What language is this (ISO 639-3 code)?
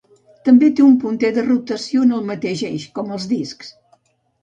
cat